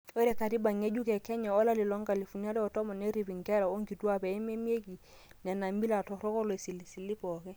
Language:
Masai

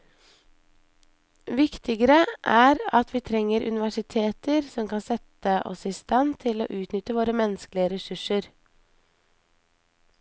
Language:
Norwegian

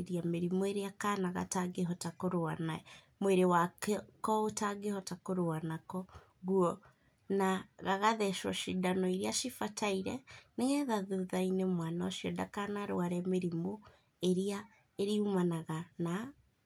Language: Kikuyu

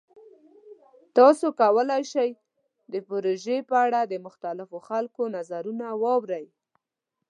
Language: Pashto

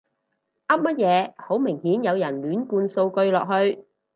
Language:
Cantonese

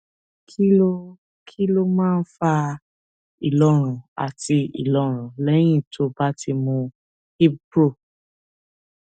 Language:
Yoruba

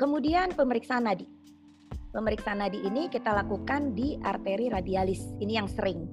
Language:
Indonesian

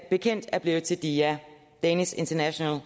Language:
Danish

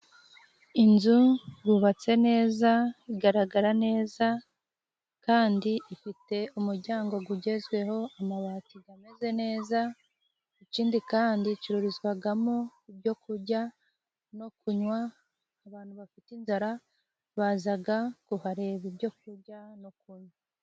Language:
Kinyarwanda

